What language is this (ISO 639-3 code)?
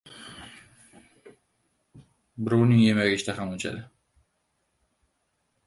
uzb